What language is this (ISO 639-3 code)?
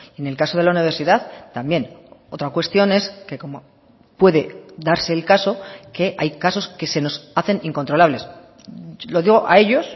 spa